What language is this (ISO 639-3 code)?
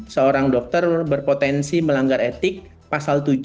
ind